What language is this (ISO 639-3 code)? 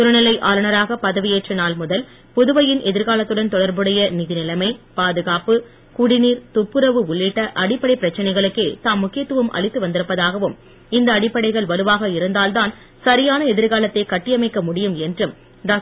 tam